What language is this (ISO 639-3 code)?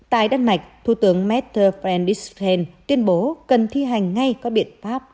vie